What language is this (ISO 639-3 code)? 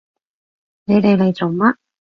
yue